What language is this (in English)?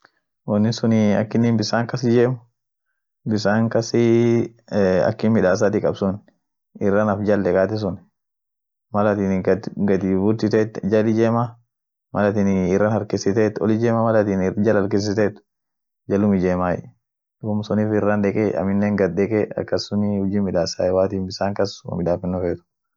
Orma